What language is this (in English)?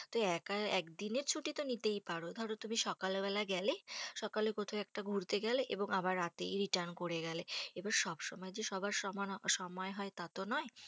Bangla